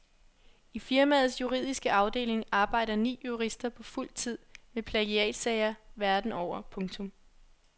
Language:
Danish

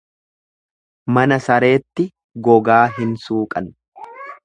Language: Oromo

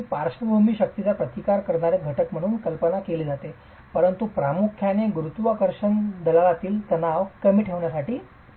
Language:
Marathi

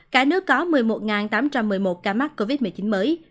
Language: Vietnamese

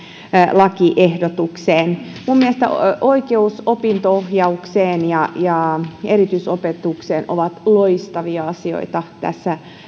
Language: Finnish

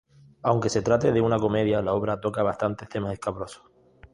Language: Spanish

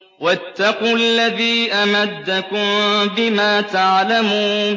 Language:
Arabic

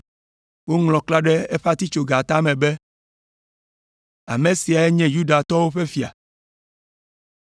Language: Ewe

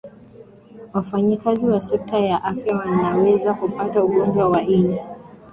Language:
Swahili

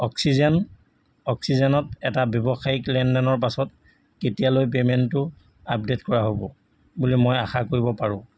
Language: Assamese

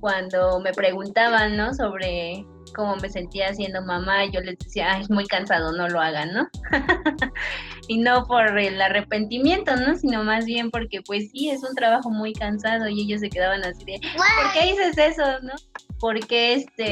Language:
Spanish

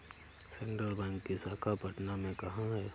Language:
Hindi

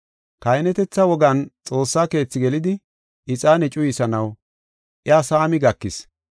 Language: Gofa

